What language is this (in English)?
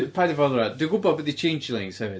Welsh